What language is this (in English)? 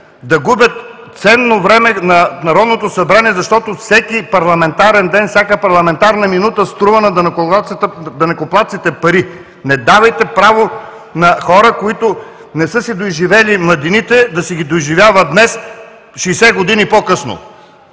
Bulgarian